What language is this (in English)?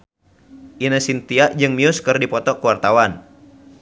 Sundanese